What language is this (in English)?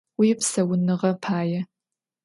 Adyghe